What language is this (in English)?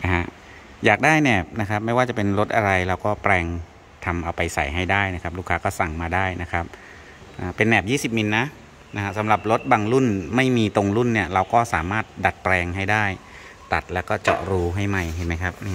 Thai